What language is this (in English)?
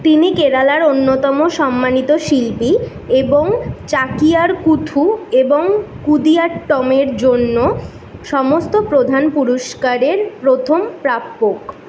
Bangla